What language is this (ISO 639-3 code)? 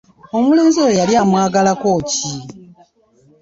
lug